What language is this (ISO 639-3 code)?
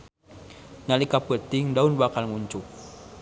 sun